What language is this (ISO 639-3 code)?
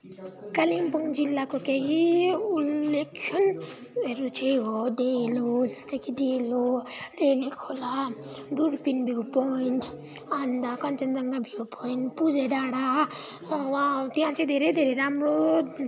nep